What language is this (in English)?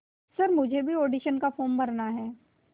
Hindi